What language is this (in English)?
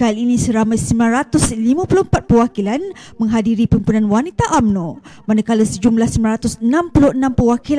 Malay